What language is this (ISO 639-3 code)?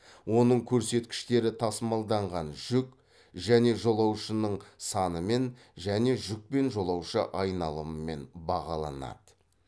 kaz